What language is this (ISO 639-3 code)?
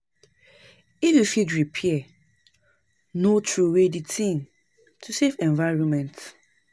pcm